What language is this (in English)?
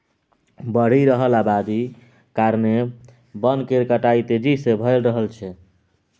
Maithili